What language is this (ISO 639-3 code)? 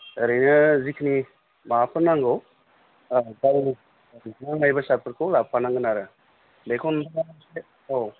brx